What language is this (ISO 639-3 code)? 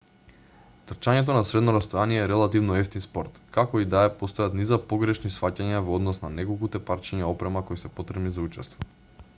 mkd